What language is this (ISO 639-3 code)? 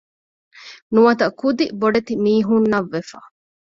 div